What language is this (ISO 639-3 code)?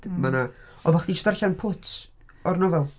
cym